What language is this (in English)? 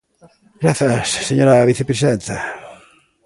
Galician